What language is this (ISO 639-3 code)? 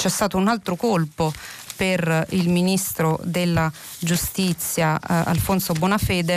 ita